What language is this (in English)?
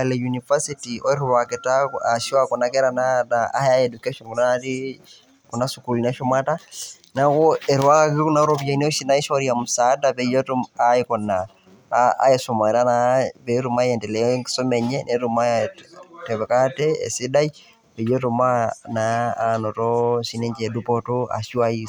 Masai